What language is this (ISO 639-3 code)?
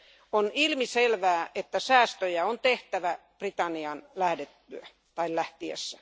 fin